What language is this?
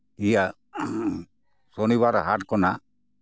Santali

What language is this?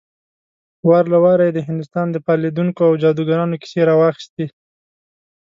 Pashto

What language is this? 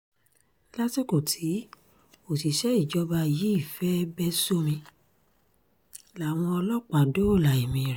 Yoruba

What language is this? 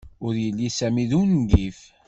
Kabyle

